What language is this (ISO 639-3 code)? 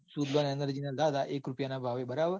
guj